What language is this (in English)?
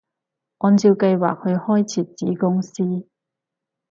Cantonese